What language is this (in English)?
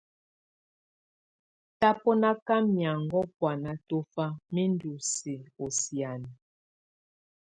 Tunen